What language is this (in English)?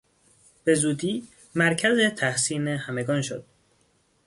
Persian